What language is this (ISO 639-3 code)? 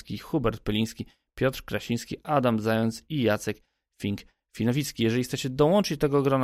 pol